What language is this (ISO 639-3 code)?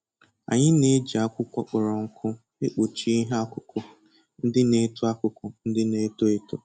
ibo